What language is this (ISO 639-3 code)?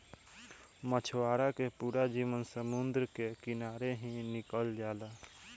bho